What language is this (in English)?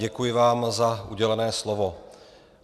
Czech